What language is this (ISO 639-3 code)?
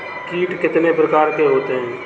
hin